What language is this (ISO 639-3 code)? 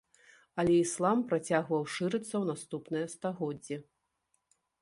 bel